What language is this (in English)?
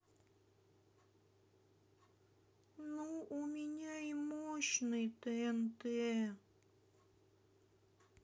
Russian